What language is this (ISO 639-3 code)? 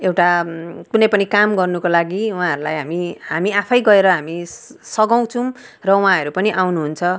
nep